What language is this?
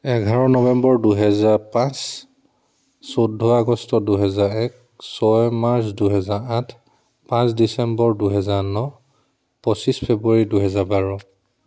Assamese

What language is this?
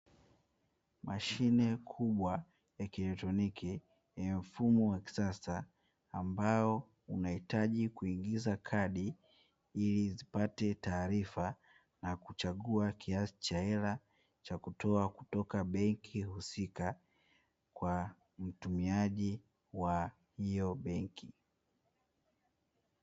Swahili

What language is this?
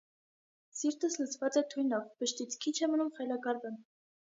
Armenian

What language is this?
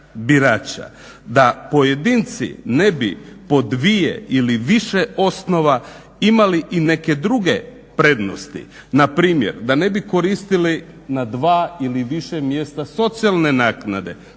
Croatian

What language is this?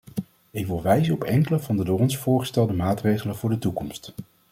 Dutch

